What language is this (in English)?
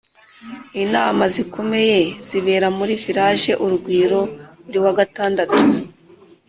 Kinyarwanda